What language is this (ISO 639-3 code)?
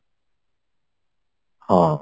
ori